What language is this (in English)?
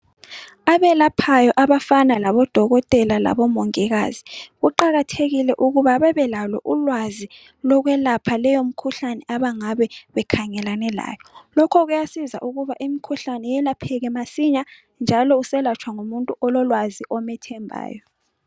North Ndebele